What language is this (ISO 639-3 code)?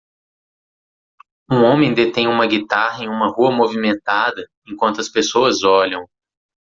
por